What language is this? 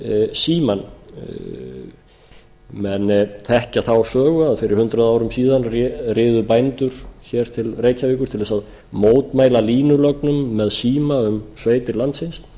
Icelandic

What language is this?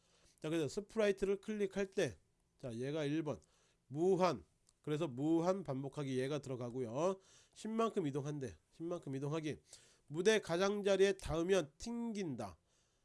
Korean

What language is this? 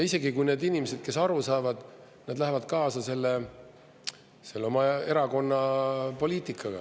Estonian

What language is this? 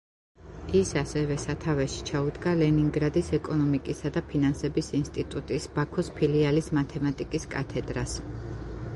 Georgian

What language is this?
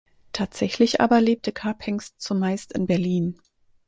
German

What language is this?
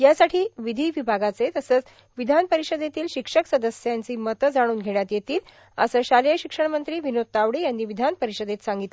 Marathi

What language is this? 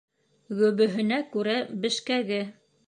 Bashkir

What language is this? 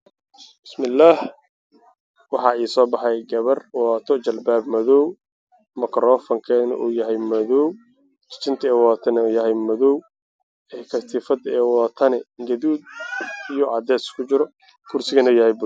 Somali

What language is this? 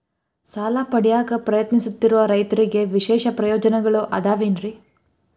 Kannada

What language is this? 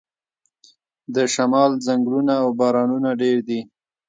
Pashto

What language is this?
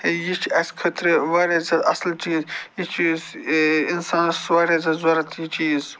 Kashmiri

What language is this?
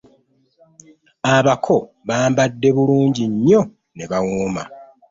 Ganda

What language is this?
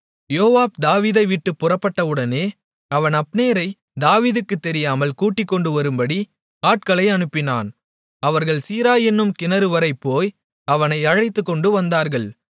Tamil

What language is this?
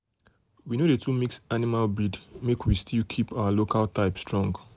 Nigerian Pidgin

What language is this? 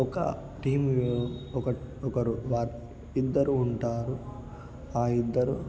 Telugu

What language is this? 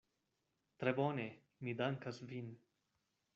Esperanto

